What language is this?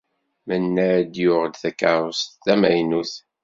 Kabyle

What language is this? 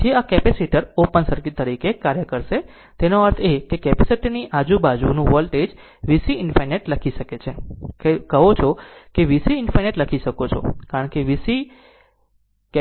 Gujarati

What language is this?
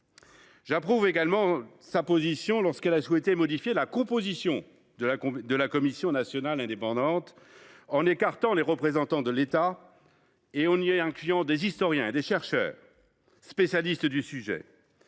French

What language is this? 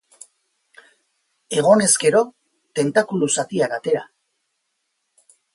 Basque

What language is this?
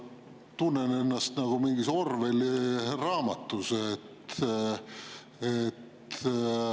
Estonian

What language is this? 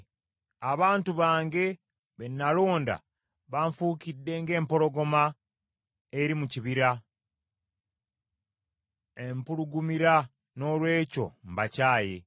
Ganda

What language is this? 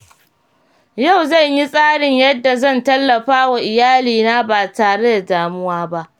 Hausa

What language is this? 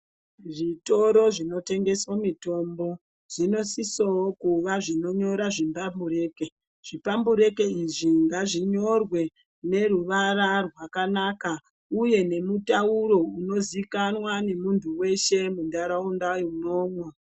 Ndau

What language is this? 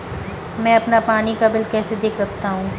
Hindi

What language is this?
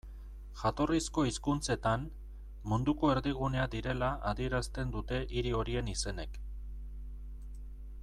Basque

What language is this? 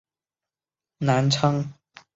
Chinese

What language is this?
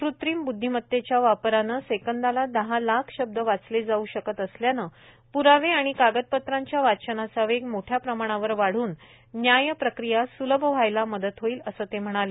Marathi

